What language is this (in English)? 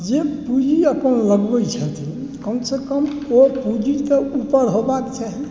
Maithili